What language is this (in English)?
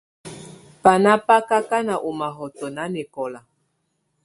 Tunen